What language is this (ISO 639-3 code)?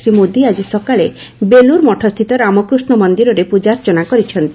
ori